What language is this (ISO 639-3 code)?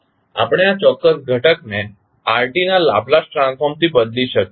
guj